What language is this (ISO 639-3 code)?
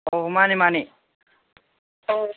mni